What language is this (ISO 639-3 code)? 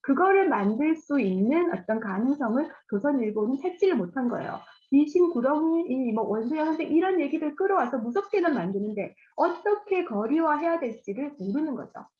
kor